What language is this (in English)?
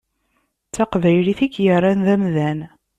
Kabyle